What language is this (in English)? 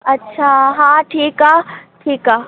Sindhi